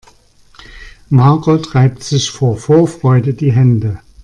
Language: German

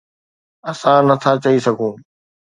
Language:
Sindhi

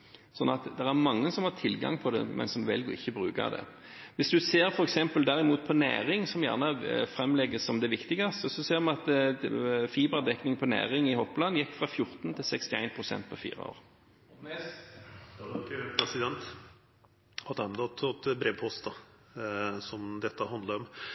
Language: Norwegian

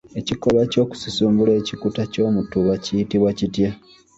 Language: Ganda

